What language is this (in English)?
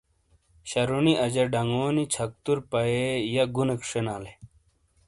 Shina